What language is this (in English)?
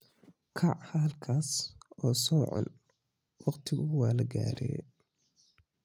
Somali